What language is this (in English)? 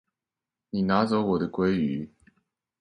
Chinese